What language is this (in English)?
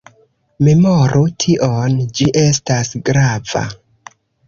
Esperanto